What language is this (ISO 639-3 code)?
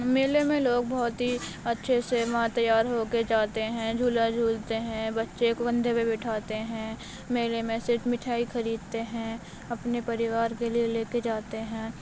urd